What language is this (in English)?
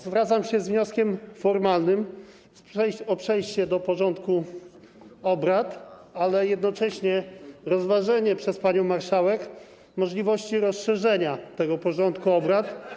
Polish